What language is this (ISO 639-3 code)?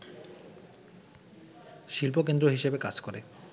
ben